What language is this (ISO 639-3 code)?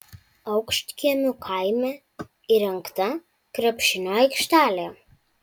lit